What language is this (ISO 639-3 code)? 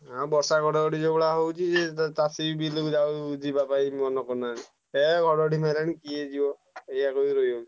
ori